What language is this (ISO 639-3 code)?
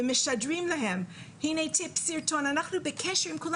heb